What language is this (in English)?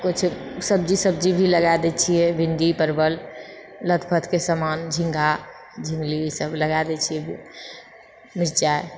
Maithili